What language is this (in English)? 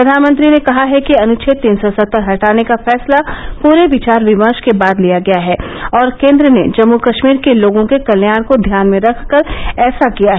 Hindi